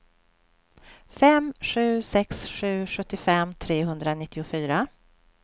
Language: Swedish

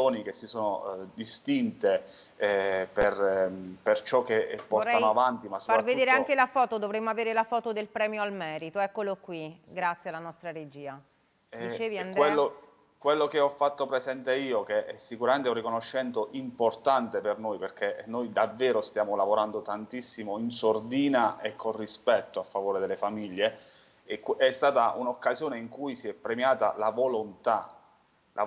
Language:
Italian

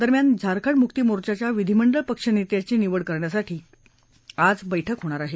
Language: Marathi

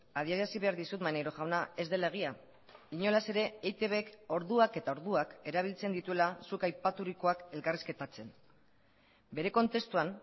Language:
Basque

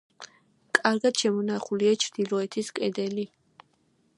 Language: Georgian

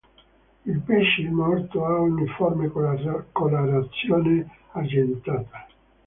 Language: Italian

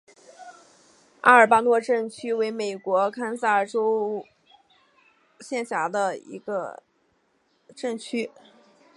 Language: Chinese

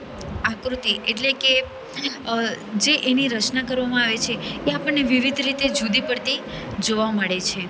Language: Gujarati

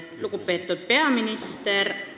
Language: Estonian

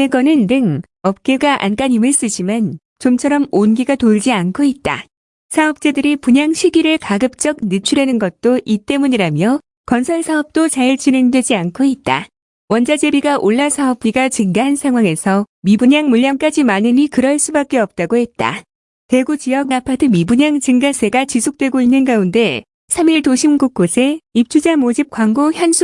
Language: Korean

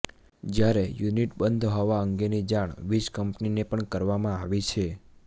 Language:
Gujarati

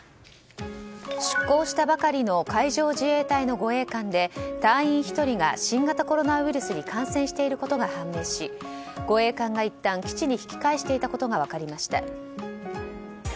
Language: Japanese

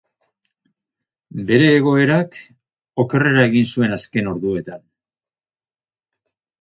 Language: Basque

